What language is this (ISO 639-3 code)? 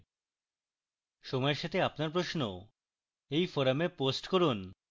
ben